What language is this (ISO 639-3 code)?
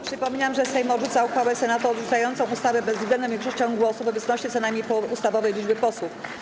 pol